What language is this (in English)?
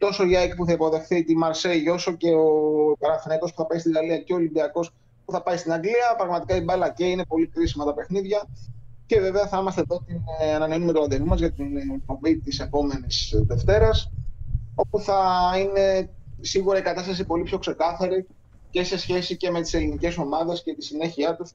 Greek